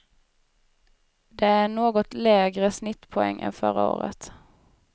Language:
Swedish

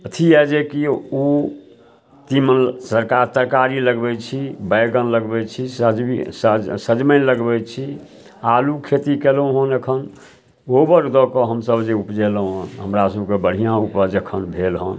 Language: Maithili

